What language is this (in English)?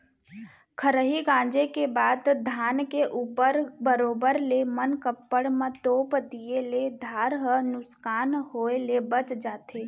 Chhattisgarhi